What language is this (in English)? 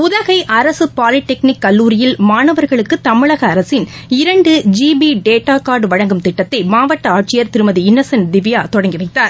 Tamil